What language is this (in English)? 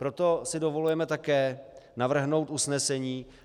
Czech